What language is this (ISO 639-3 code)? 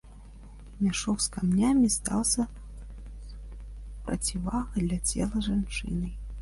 bel